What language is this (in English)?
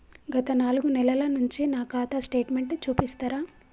Telugu